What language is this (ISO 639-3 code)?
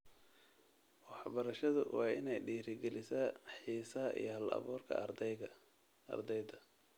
som